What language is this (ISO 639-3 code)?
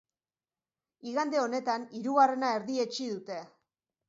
eus